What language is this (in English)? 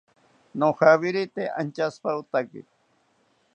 South Ucayali Ashéninka